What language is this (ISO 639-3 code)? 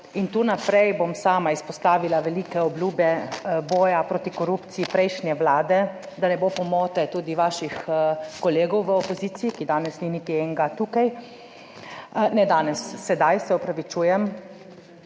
slv